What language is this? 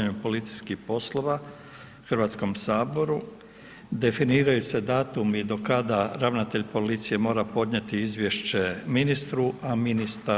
Croatian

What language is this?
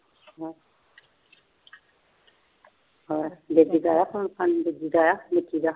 Punjabi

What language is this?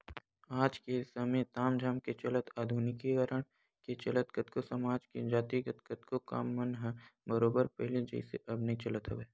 Chhattisgarhi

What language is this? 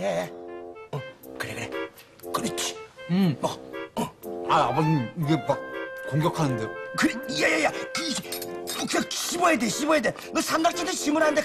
Korean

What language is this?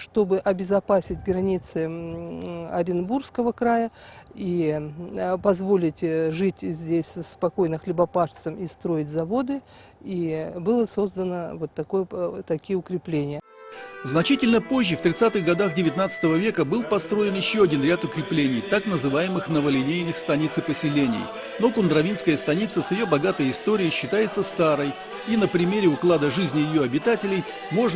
Russian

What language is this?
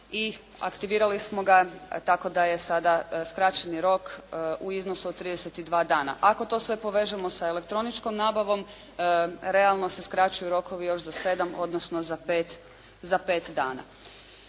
Croatian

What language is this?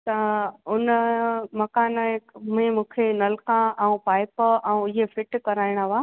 Sindhi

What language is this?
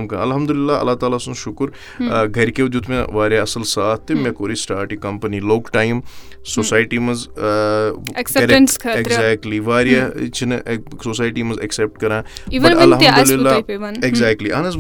Urdu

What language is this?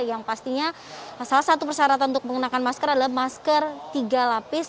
Indonesian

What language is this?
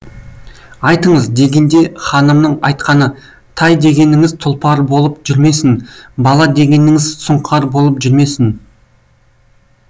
Kazakh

